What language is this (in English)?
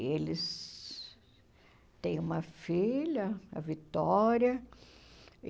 Portuguese